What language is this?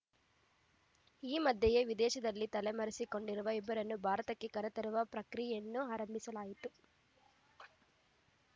Kannada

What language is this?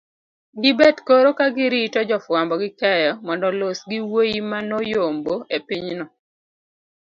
Luo (Kenya and Tanzania)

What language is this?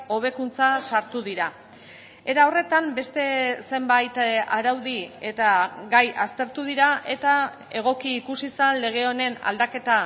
Basque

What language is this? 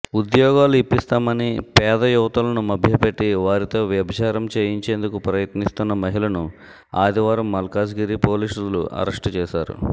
Telugu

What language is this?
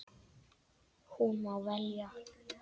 Icelandic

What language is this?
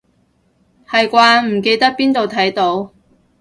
Cantonese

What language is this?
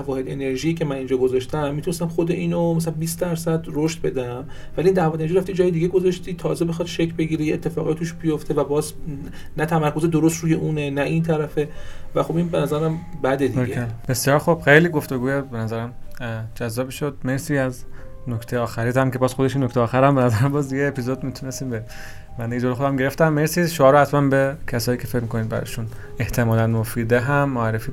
Persian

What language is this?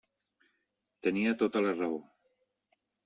Catalan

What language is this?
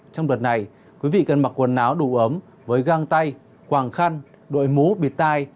Vietnamese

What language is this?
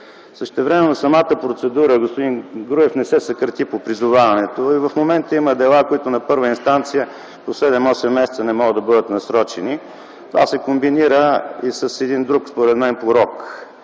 Bulgarian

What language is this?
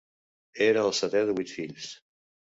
Catalan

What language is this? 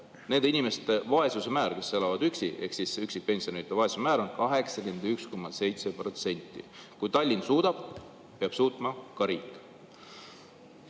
Estonian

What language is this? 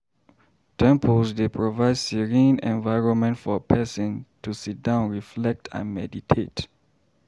Nigerian Pidgin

